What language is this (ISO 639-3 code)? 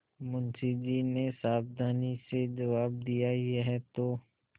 hin